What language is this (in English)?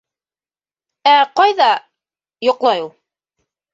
Bashkir